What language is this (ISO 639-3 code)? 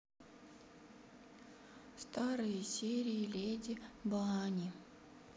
rus